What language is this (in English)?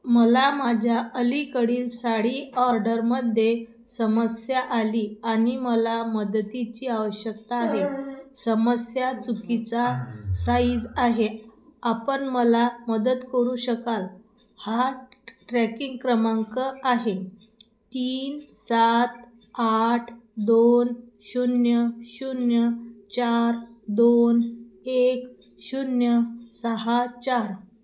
Marathi